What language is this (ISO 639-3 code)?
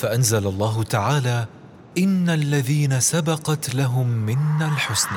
ara